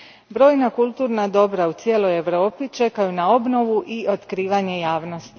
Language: Croatian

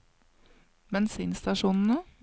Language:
Norwegian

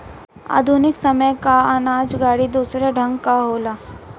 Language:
Bhojpuri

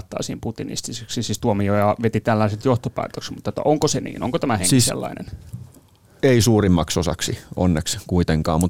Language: Finnish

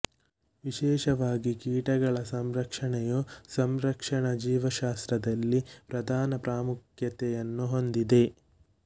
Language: Kannada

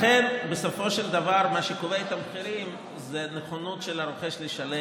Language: Hebrew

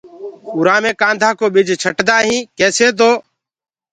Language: Gurgula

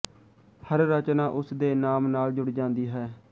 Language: Punjabi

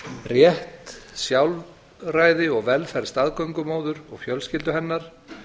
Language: Icelandic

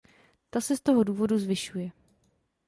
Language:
Czech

